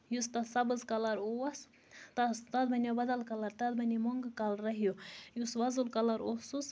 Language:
Kashmiri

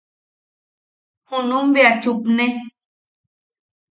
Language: Yaqui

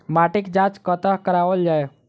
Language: Maithili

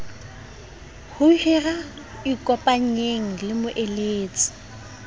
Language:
Southern Sotho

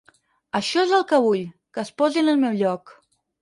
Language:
Catalan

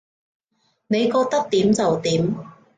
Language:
Cantonese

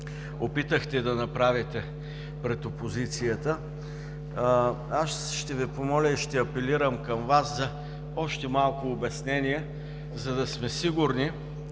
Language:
Bulgarian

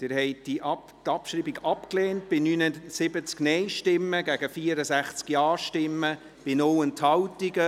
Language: Swiss German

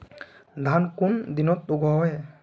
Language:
Magahi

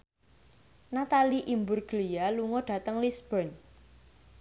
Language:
Javanese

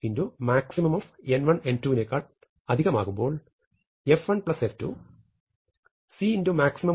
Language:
Malayalam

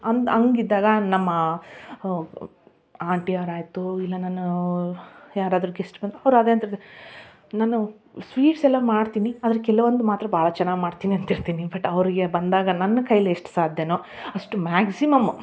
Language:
Kannada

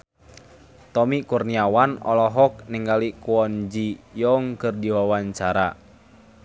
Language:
Sundanese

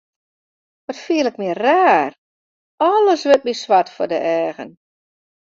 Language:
Western Frisian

